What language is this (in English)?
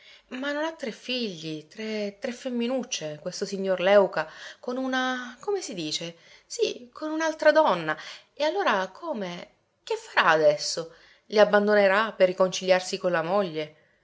Italian